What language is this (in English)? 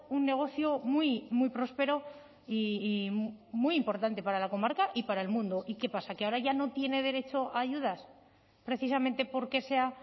Spanish